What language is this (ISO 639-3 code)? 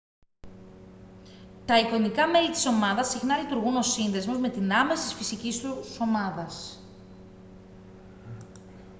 ell